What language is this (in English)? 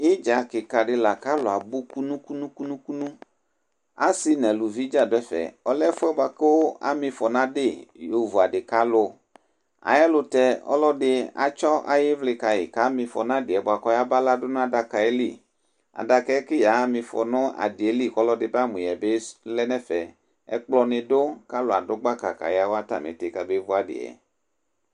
Ikposo